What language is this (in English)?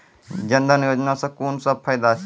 Maithili